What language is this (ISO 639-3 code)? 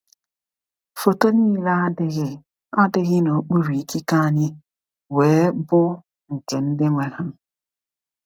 ibo